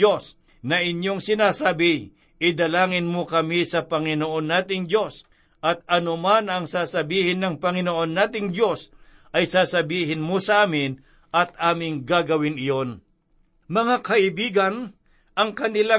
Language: Filipino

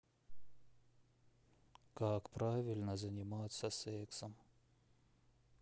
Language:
Russian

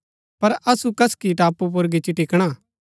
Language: Gaddi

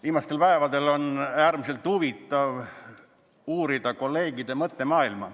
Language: Estonian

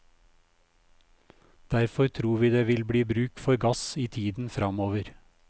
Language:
Norwegian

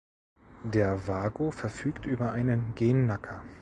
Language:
German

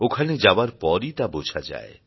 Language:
Bangla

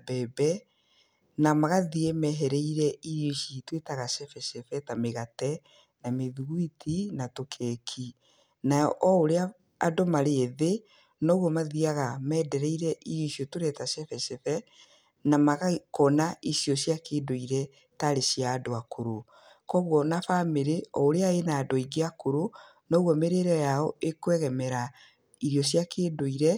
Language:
Kikuyu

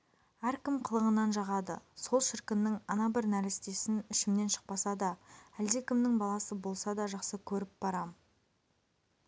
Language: Kazakh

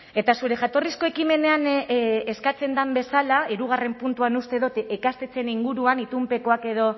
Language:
Basque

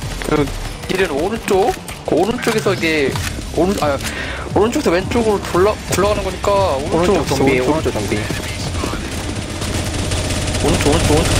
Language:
Korean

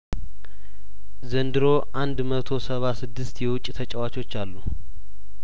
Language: Amharic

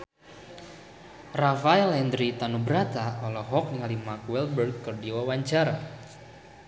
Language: Sundanese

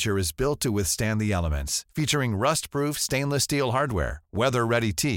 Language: Filipino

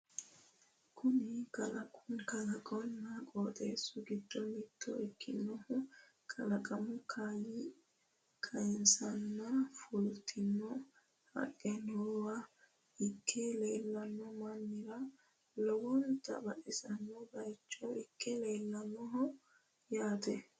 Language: Sidamo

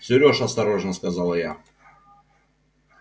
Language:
Russian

